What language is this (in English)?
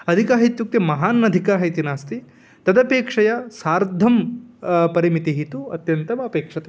Sanskrit